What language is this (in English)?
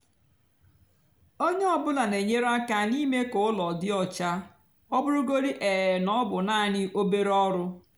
Igbo